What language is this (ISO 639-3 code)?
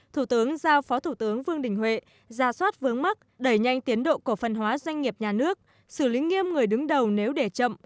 vie